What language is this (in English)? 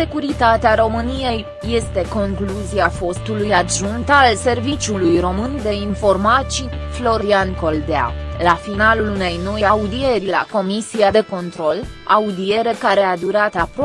Romanian